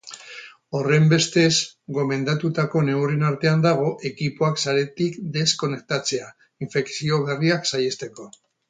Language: Basque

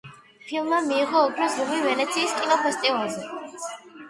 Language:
Georgian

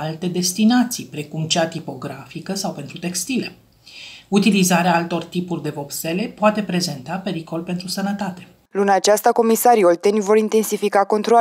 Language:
Romanian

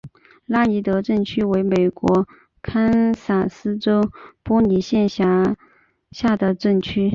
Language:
Chinese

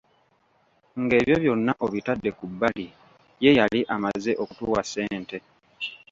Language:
Ganda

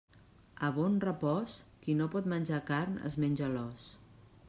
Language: Catalan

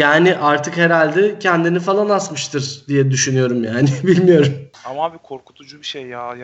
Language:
Turkish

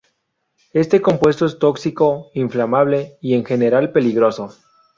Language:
Spanish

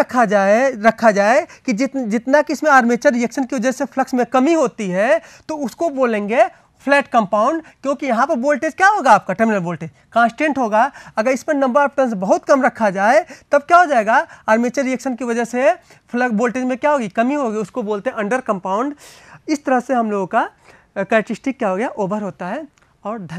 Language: Hindi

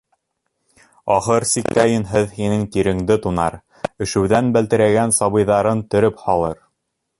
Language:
Bashkir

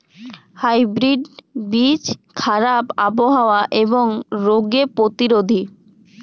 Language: Bangla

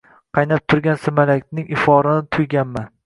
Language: Uzbek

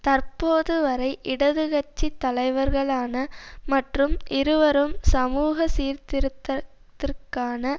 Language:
Tamil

